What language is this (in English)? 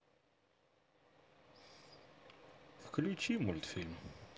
Russian